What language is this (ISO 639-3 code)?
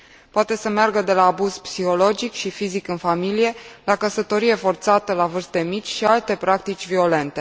ron